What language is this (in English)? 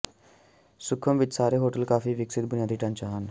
Punjabi